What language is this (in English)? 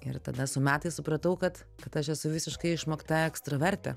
Lithuanian